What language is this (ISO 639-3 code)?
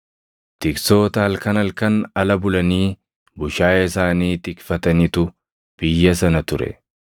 orm